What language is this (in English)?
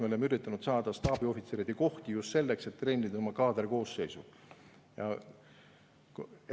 Estonian